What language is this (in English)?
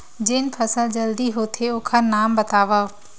Chhattisgarhi